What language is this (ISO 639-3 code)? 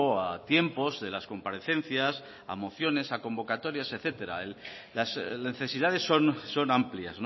spa